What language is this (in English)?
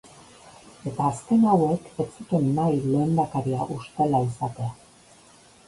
Basque